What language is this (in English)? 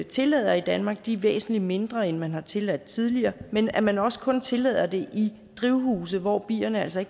Danish